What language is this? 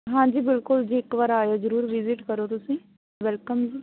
Punjabi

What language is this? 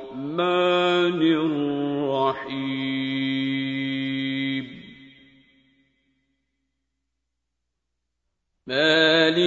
Arabic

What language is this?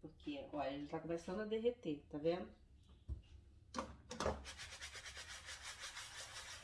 Portuguese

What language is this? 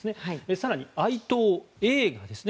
Japanese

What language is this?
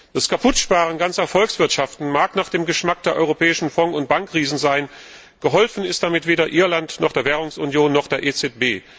German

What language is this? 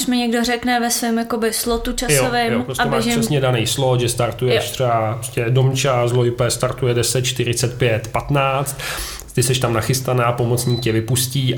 Czech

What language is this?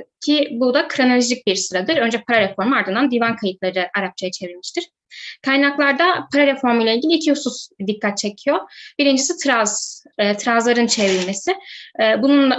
Turkish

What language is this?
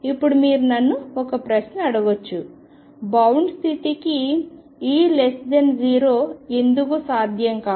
Telugu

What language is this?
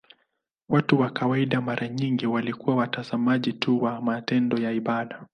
Swahili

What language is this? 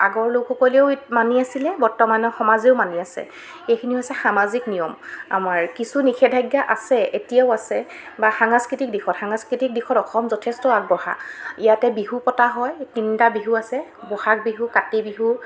Assamese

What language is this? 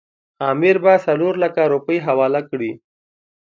Pashto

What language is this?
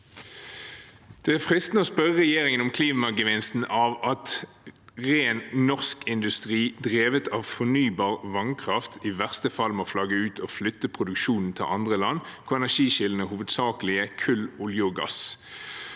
Norwegian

